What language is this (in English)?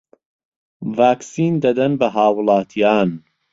Central Kurdish